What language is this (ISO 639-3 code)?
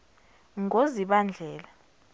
zul